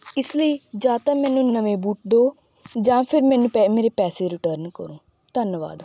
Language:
Punjabi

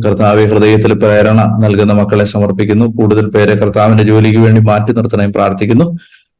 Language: Malayalam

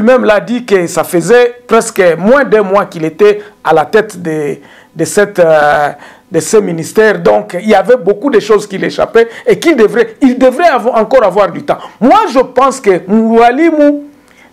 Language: French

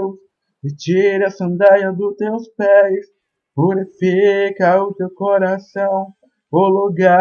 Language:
Portuguese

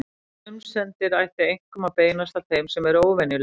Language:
Icelandic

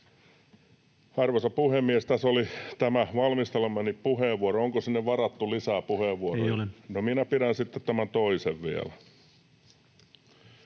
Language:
Finnish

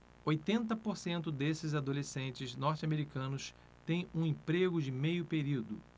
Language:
Portuguese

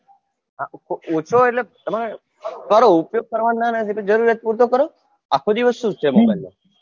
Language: Gujarati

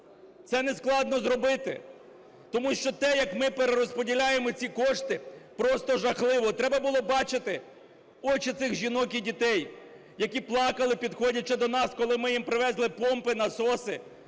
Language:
Ukrainian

